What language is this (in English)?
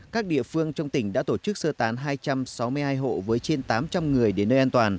Vietnamese